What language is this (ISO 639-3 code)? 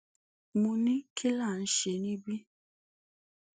yor